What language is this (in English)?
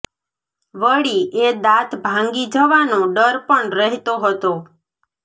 Gujarati